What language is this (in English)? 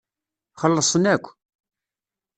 Kabyle